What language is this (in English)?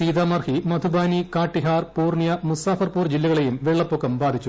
Malayalam